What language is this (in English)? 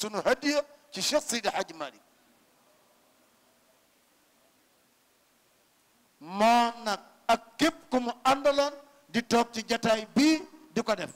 Turkish